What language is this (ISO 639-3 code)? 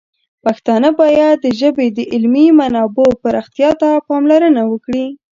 pus